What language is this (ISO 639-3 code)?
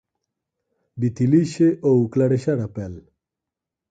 glg